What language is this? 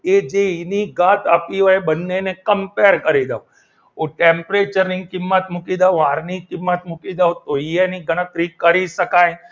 Gujarati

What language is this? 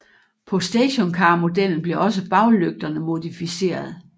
Danish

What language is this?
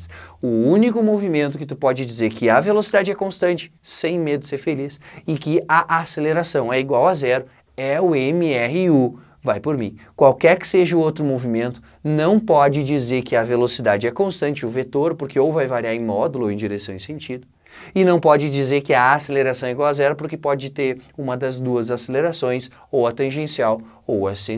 Portuguese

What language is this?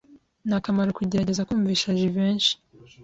Kinyarwanda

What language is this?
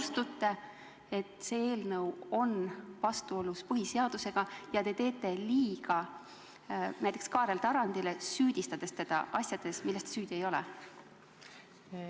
Estonian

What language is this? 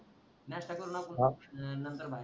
Marathi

